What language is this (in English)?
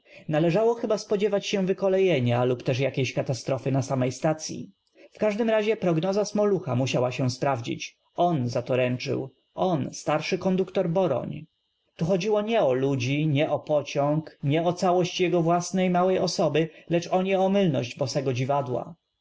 Polish